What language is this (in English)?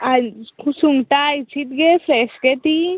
Konkani